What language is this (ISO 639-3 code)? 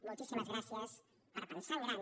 cat